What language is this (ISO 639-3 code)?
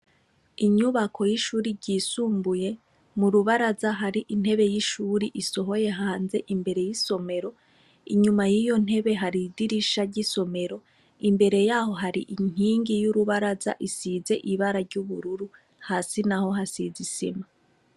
run